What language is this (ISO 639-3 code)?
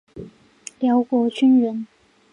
zho